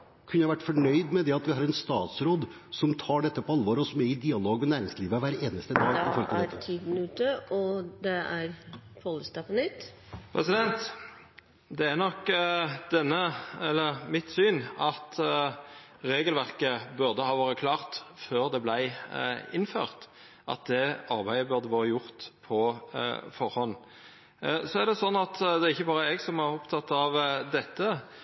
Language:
Norwegian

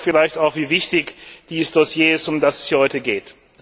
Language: German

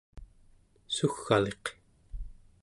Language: Central Yupik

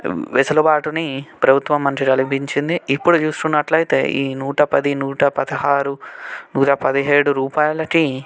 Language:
Telugu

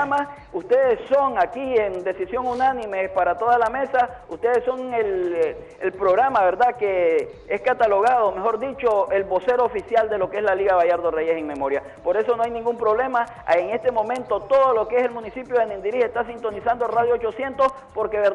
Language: Spanish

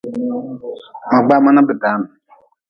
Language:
Nawdm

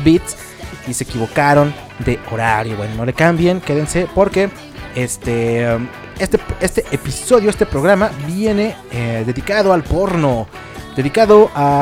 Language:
Spanish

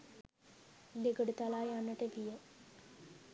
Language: Sinhala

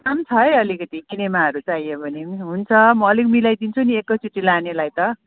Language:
Nepali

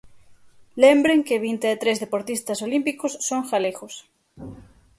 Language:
Galician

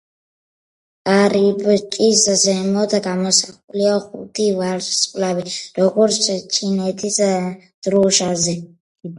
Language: Georgian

